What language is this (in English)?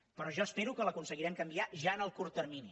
Catalan